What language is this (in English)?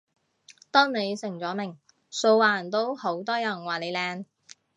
Cantonese